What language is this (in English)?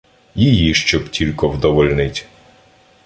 Ukrainian